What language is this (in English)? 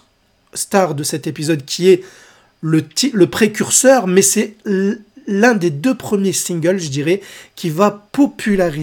French